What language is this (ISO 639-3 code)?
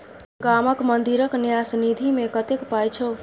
mai